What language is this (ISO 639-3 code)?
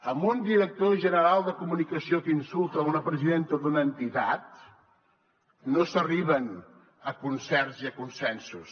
cat